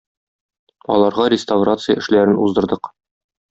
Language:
Tatar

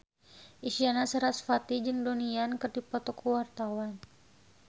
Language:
Sundanese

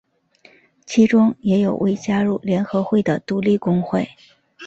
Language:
Chinese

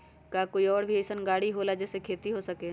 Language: Magahi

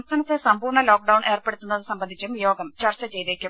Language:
Malayalam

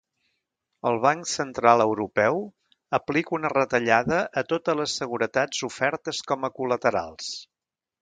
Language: Catalan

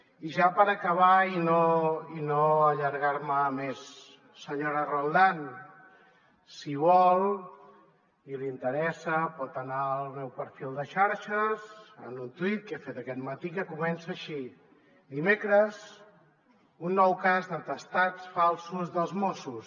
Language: Catalan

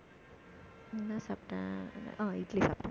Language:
Tamil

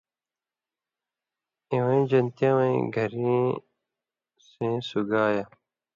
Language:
Indus Kohistani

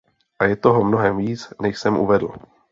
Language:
Czech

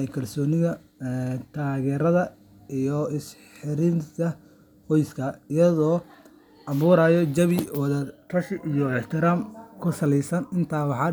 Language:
Somali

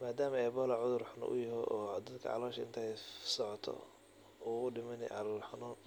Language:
Somali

